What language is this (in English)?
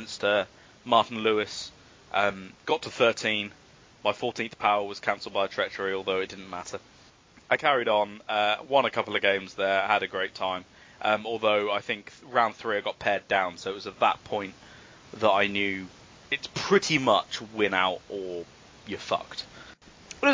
English